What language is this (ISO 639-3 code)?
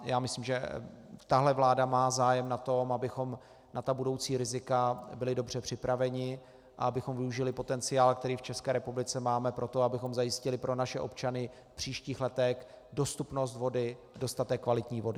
ces